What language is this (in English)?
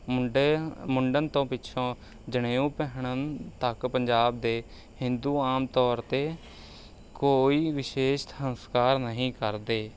Punjabi